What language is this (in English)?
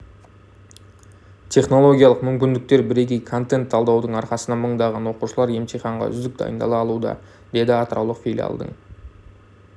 Kazakh